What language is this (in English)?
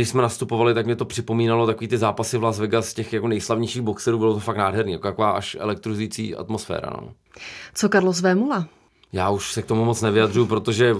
Czech